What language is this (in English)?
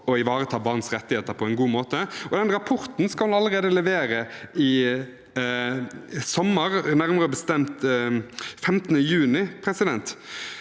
Norwegian